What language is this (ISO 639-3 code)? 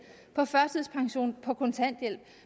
dan